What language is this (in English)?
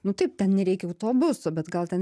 Lithuanian